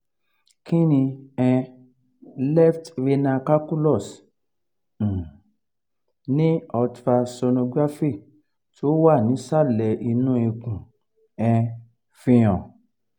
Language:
Yoruba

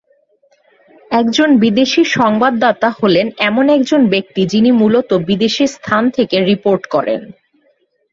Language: Bangla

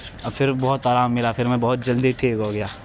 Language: Urdu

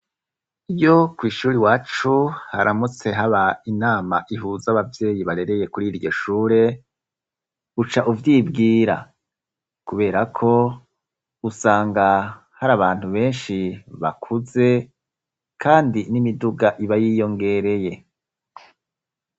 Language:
Rundi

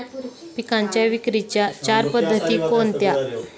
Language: Marathi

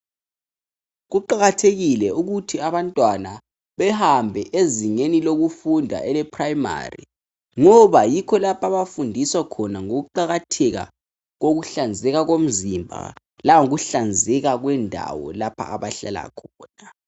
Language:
North Ndebele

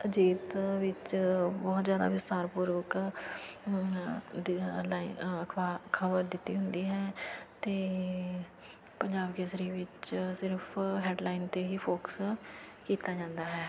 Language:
Punjabi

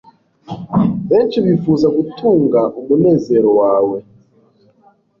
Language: Kinyarwanda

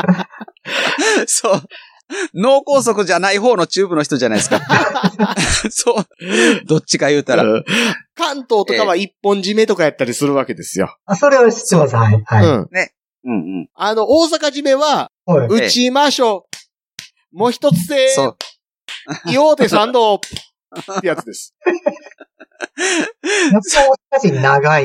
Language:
Japanese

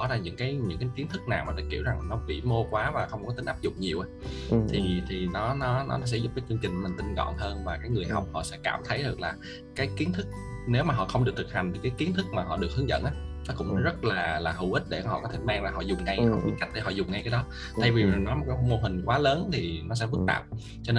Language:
Vietnamese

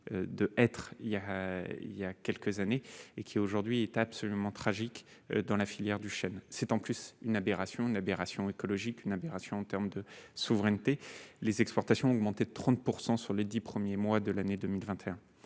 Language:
French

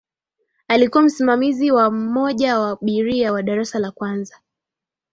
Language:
Swahili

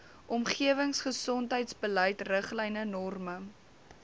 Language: Afrikaans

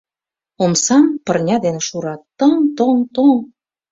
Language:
Mari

